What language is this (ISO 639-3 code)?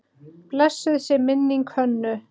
isl